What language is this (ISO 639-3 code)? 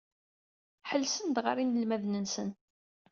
kab